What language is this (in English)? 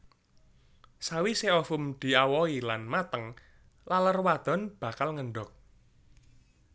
Javanese